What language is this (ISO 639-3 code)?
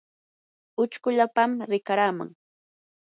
qur